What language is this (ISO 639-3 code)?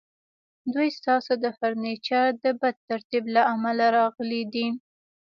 pus